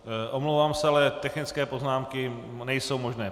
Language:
Czech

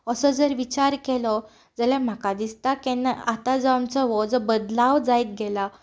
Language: Konkani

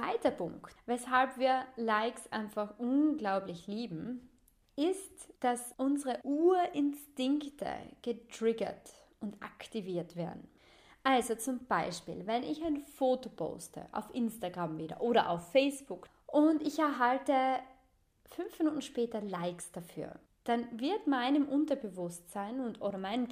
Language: German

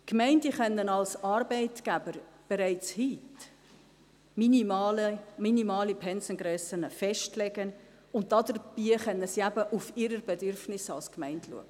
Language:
Swiss German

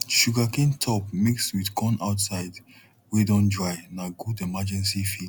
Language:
Nigerian Pidgin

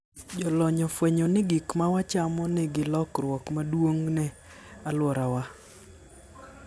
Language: Luo (Kenya and Tanzania)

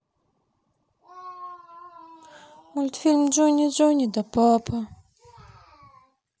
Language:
Russian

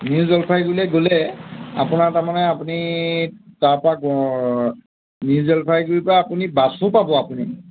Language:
Assamese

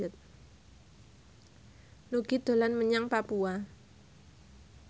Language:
Javanese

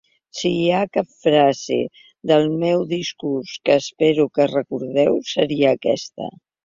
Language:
Catalan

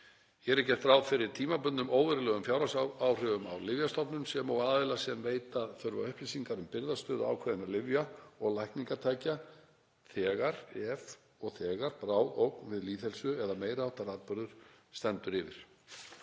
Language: Icelandic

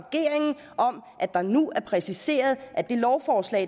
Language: Danish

